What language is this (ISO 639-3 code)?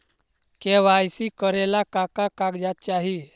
mag